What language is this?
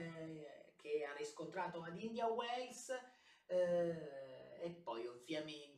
Italian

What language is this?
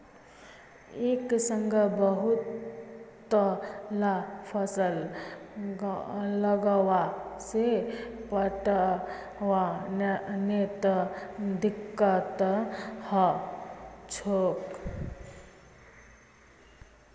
Magahi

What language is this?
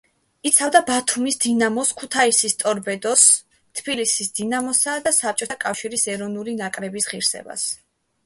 Georgian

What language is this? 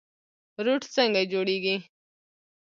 Pashto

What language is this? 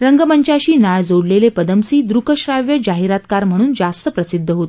Marathi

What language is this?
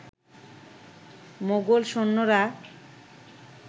Bangla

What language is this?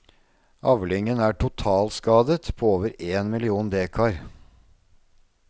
Norwegian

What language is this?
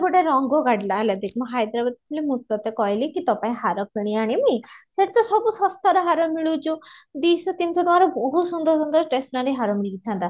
Odia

